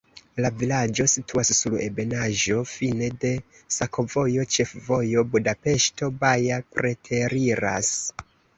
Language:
Esperanto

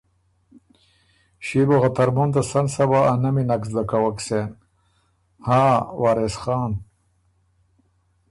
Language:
Ormuri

